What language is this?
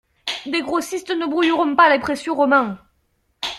French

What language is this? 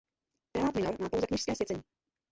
Czech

